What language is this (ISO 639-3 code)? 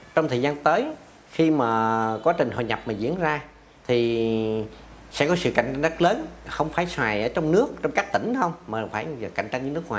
vie